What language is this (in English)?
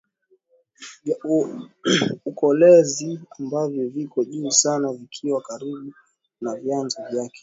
Swahili